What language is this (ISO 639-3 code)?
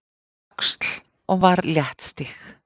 isl